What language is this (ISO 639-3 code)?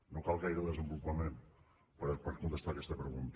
cat